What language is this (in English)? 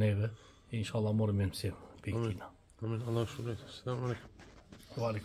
Turkish